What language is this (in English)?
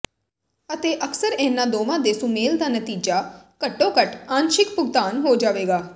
Punjabi